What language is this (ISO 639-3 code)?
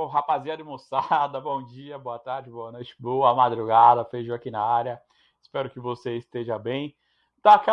por